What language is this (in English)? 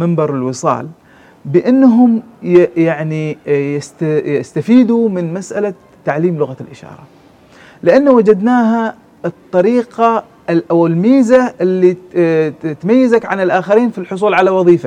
Arabic